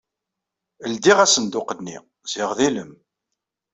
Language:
Kabyle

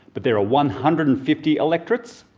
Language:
English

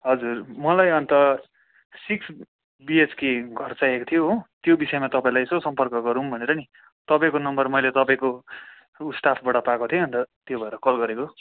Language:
Nepali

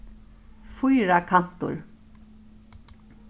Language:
Faroese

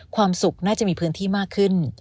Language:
Thai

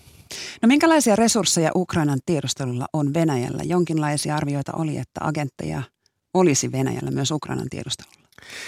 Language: Finnish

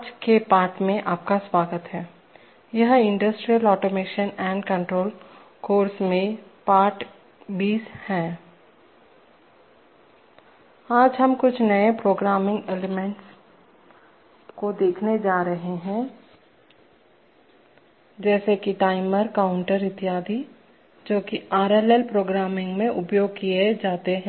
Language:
Hindi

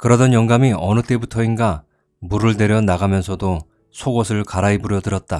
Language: Korean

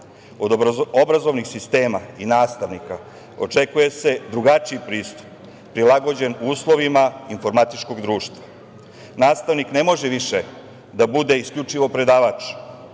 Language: Serbian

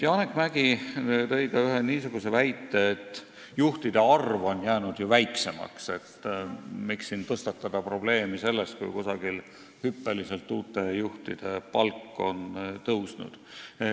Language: Estonian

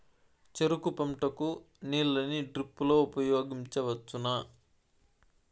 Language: Telugu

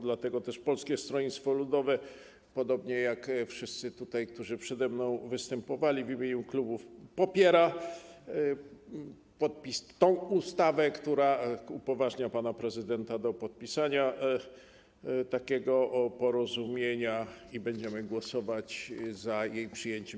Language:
Polish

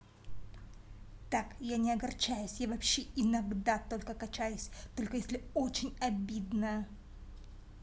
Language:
Russian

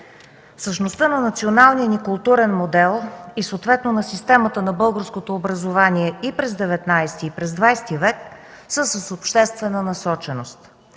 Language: Bulgarian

